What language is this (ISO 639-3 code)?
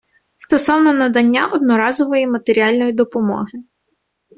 ukr